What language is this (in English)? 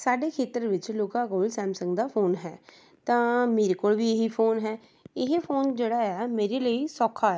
Punjabi